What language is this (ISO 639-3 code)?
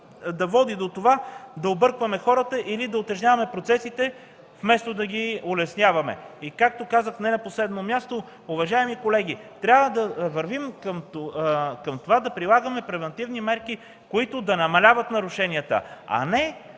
bul